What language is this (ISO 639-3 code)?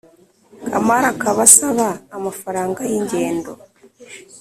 kin